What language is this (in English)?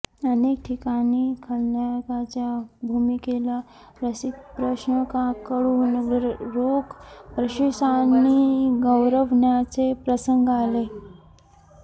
Marathi